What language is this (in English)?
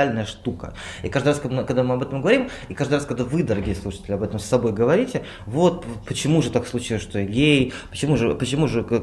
Russian